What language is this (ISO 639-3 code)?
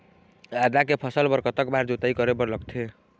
hne